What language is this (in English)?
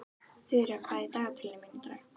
Icelandic